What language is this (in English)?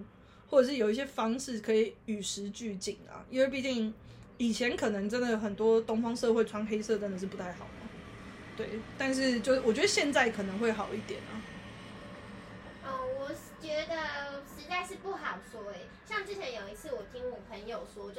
Chinese